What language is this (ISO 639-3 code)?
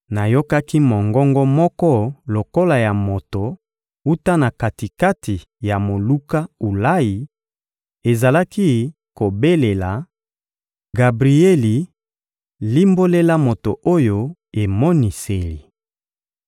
lin